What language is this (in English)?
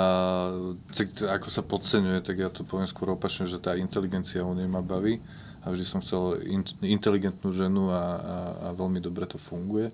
Slovak